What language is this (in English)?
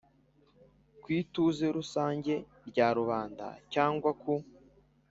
Kinyarwanda